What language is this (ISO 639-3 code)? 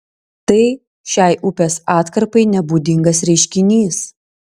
lit